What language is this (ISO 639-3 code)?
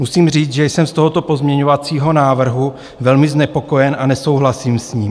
ces